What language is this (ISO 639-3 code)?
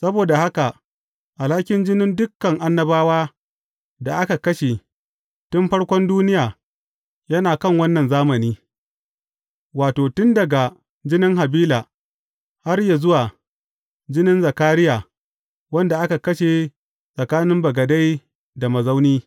hau